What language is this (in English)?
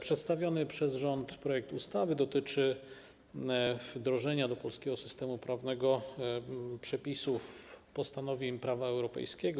Polish